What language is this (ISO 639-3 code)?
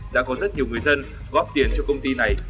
vie